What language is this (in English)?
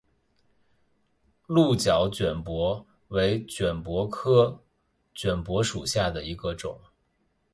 Chinese